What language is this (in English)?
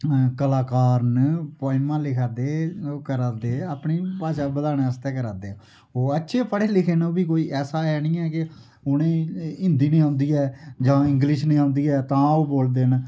Dogri